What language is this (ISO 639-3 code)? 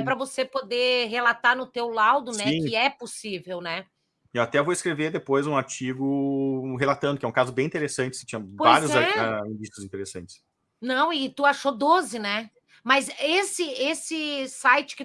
por